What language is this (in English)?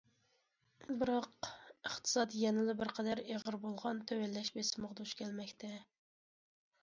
Uyghur